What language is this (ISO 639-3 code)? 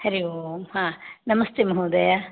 san